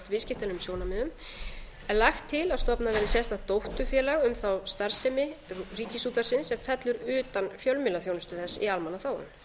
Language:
Icelandic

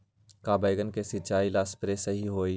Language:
Magahi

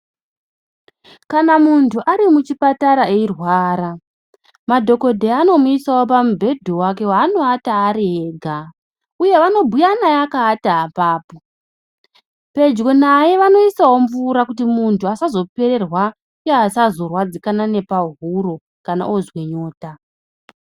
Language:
Ndau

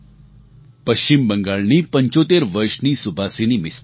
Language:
Gujarati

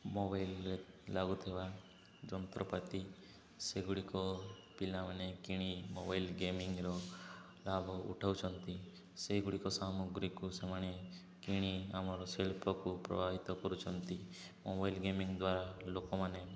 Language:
Odia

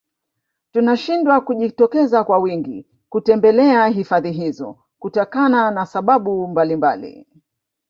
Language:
Swahili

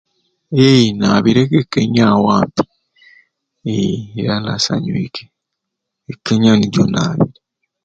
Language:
Ruuli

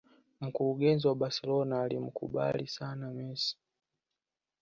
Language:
Swahili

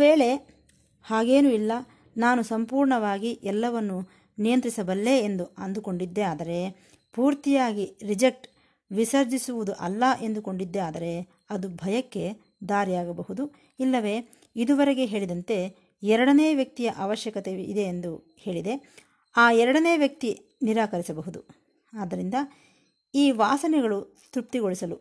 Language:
Kannada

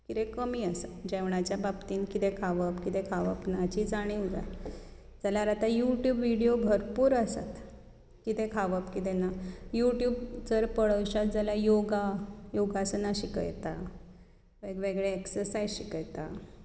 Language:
Konkani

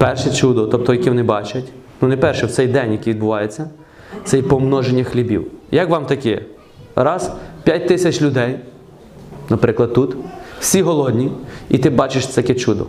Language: Ukrainian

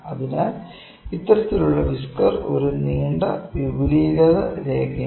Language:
Malayalam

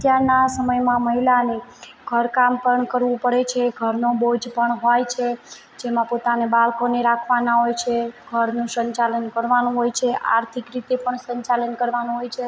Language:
Gujarati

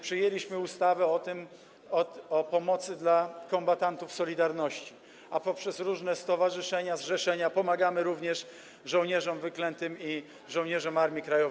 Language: Polish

